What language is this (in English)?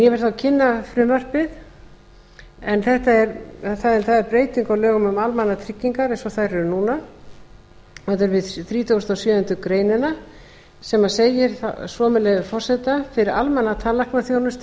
Icelandic